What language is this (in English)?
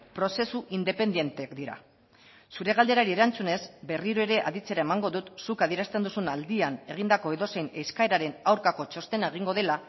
Basque